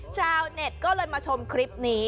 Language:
Thai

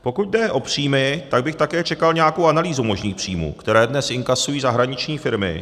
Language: Czech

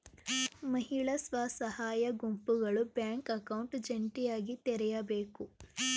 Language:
Kannada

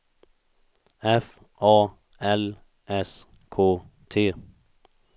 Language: Swedish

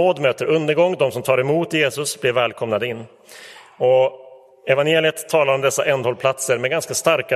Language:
Swedish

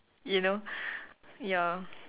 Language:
English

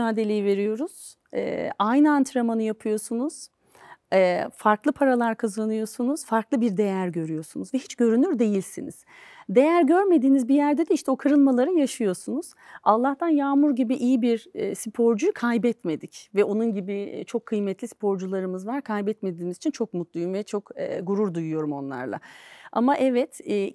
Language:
Turkish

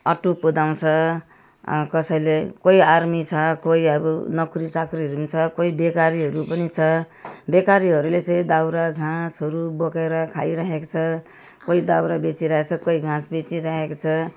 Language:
Nepali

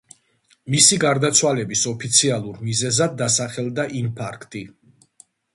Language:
Georgian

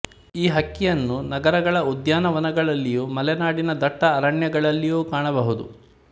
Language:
Kannada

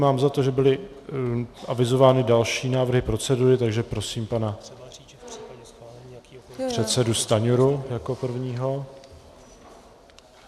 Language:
Czech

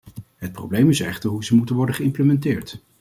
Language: Dutch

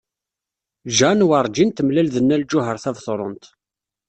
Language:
Kabyle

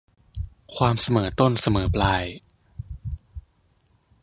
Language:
Thai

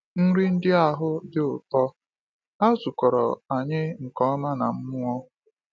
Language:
Igbo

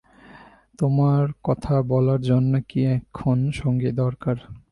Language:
Bangla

